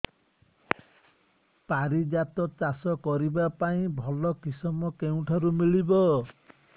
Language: Odia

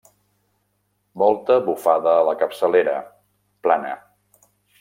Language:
Catalan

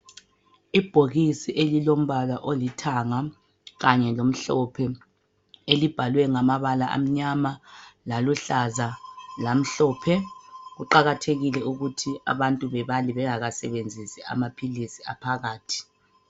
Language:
North Ndebele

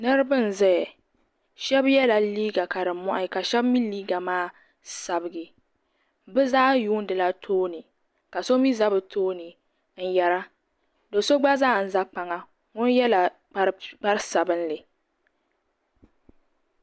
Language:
Dagbani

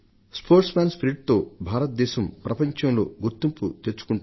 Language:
Telugu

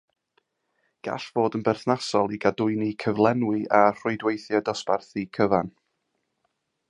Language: Welsh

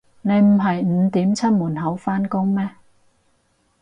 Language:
Cantonese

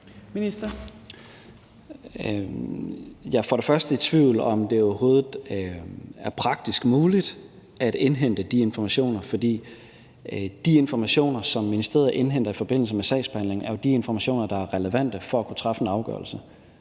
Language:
Danish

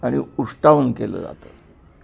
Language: Marathi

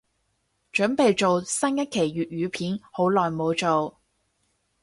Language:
Cantonese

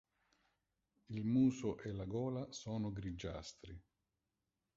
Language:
Italian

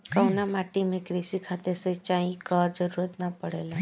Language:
Bhojpuri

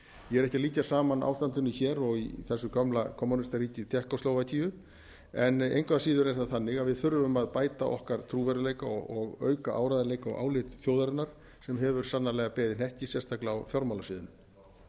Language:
Icelandic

